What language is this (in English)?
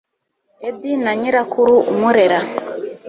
Kinyarwanda